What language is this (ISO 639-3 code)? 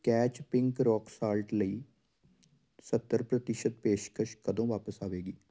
pan